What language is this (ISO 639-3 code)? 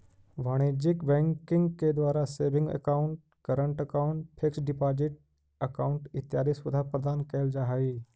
mag